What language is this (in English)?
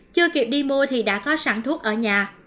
Vietnamese